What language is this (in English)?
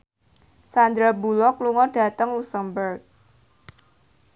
Javanese